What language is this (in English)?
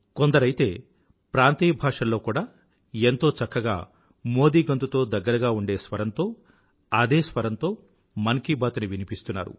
Telugu